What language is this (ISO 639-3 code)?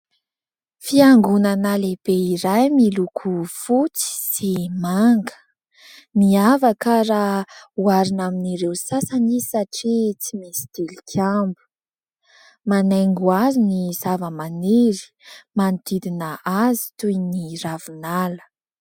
mlg